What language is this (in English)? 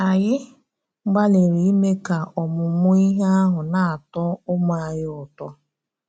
Igbo